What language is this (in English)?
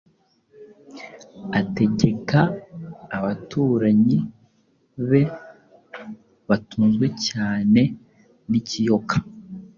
Kinyarwanda